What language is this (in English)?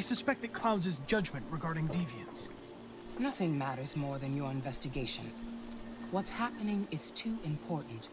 Turkish